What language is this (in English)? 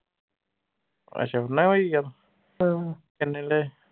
Punjabi